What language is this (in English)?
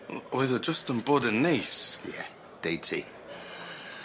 Welsh